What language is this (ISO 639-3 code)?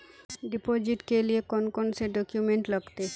mag